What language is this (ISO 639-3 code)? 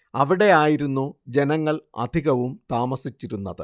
mal